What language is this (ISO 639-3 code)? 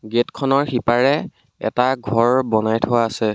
asm